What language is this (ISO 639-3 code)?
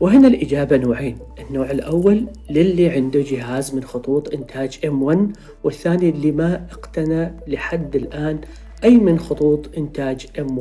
ara